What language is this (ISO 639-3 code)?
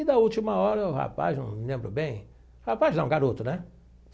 por